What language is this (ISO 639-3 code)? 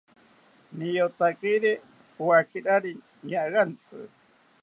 cpy